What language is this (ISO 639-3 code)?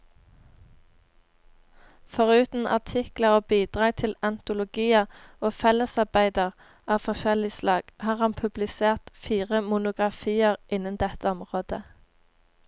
nor